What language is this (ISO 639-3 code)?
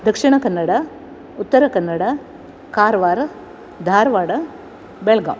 san